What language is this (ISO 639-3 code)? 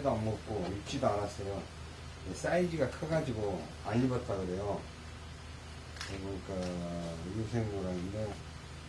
kor